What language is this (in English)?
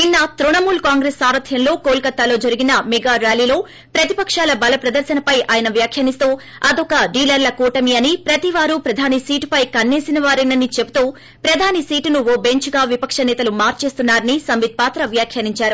Telugu